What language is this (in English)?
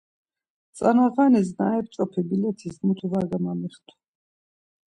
Laz